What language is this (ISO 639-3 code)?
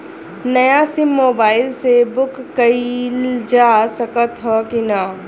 bho